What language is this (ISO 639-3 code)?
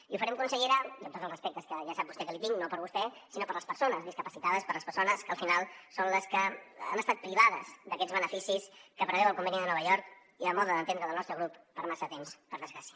cat